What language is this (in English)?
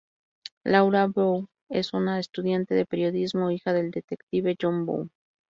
Spanish